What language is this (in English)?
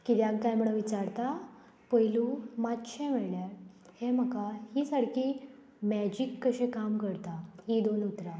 Konkani